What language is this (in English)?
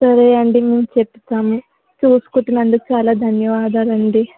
Telugu